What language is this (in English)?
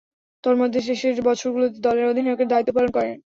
Bangla